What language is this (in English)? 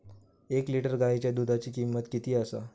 Marathi